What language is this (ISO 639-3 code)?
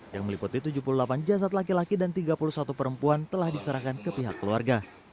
ind